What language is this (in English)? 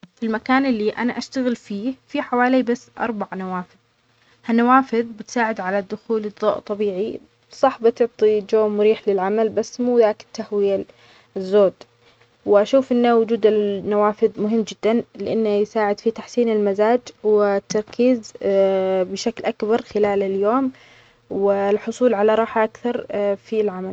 Omani Arabic